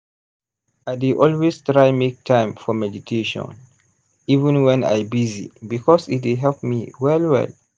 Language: Nigerian Pidgin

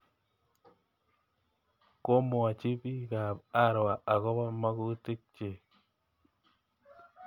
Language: Kalenjin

